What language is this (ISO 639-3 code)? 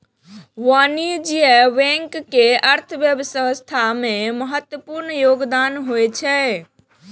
mai